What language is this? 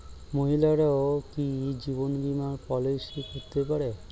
Bangla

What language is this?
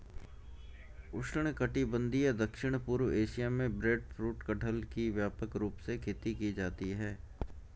Hindi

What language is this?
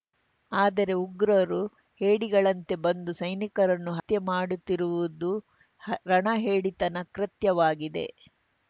Kannada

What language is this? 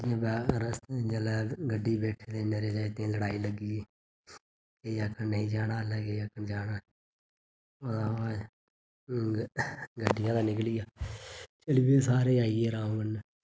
Dogri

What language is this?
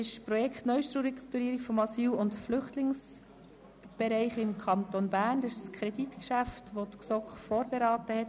Swiss German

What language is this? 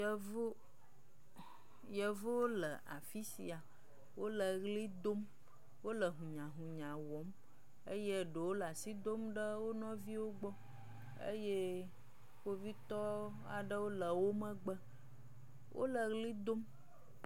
Ewe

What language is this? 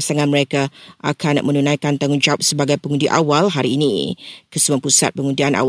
Malay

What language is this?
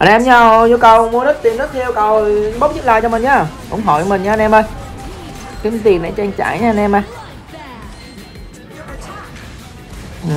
Vietnamese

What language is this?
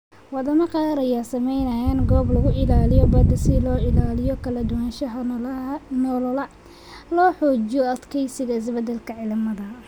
Somali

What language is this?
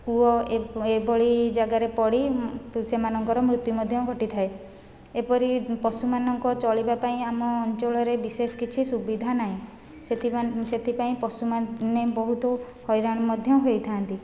Odia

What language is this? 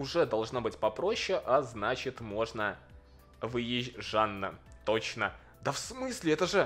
Russian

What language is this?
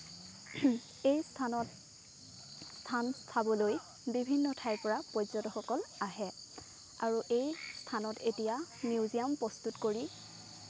Assamese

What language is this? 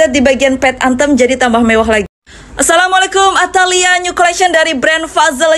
Indonesian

